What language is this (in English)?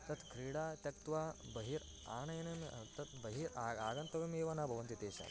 Sanskrit